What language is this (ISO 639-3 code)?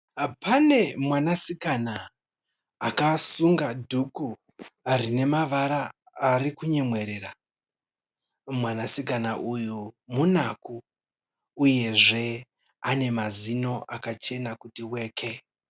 sna